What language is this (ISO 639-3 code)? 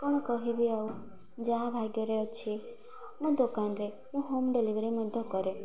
ori